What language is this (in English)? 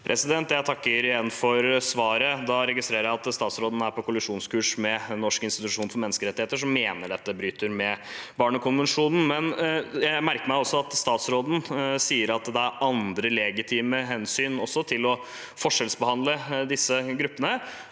Norwegian